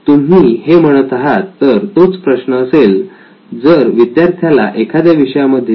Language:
Marathi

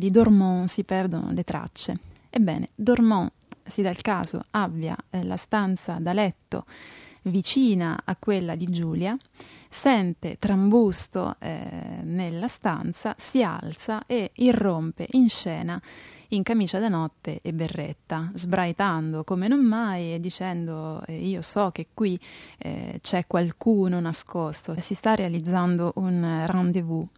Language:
Italian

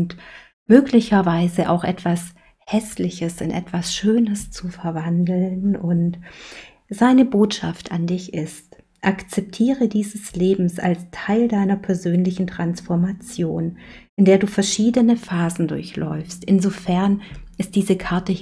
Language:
German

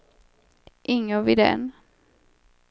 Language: Swedish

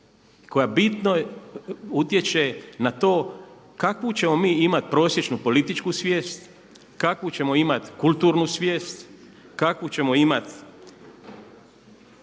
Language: Croatian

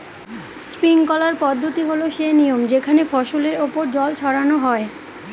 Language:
Bangla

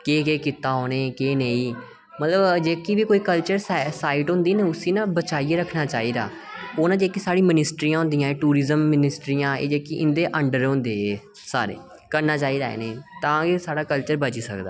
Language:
Dogri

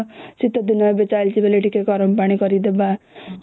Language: Odia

